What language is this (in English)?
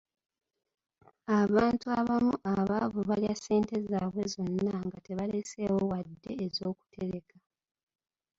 Ganda